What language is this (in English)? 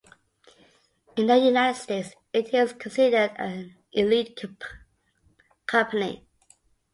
English